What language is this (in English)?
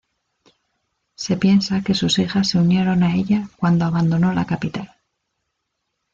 Spanish